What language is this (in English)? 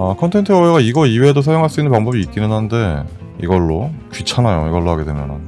Korean